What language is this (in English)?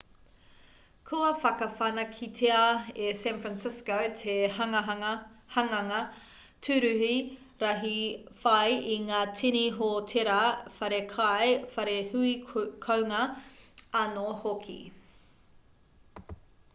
Māori